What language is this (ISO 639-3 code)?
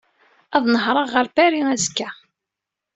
kab